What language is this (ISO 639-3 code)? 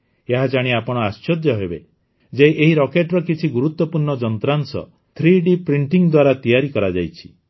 ori